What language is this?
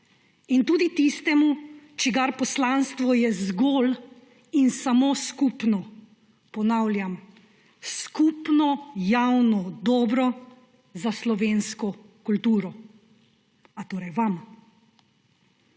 Slovenian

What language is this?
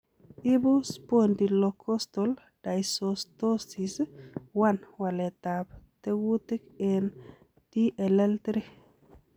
Kalenjin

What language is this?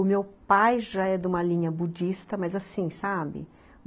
Portuguese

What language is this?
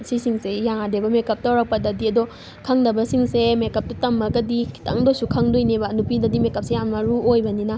Manipuri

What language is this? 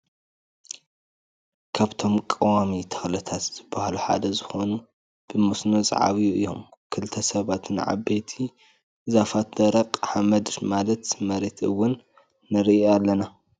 Tigrinya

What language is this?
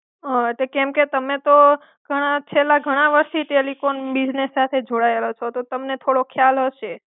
Gujarati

